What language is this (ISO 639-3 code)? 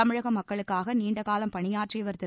tam